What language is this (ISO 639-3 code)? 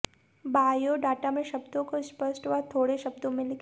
hin